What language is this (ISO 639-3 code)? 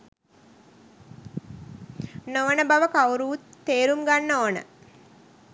sin